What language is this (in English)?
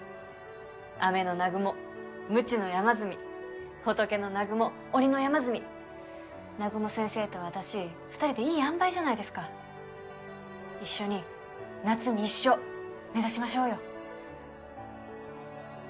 Japanese